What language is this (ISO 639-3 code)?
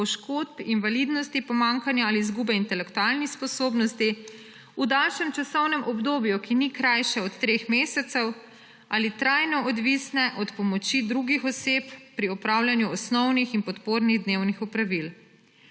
slv